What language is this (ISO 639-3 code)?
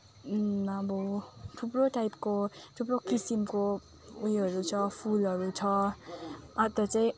nep